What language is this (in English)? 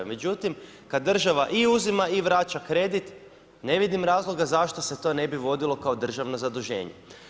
Croatian